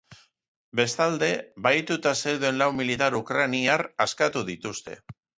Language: Basque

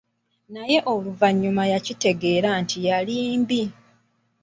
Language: Ganda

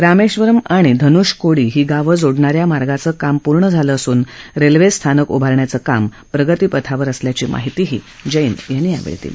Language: Marathi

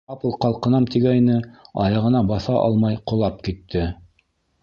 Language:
Bashkir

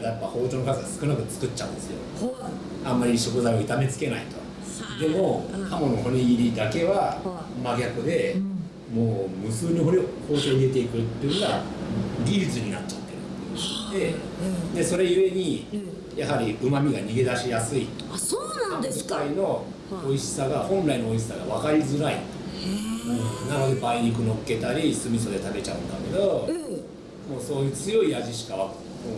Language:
Japanese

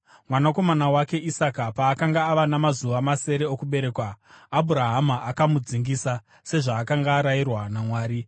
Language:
Shona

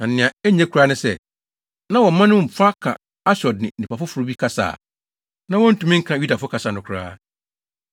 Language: Akan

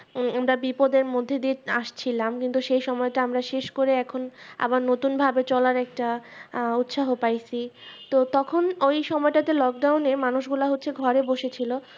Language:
Bangla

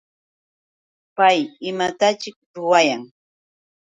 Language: Yauyos Quechua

